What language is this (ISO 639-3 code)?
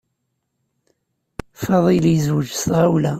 kab